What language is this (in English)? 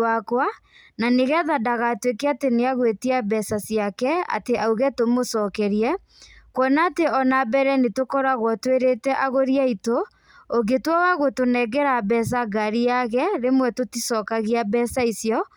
Kikuyu